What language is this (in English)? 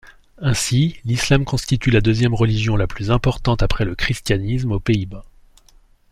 French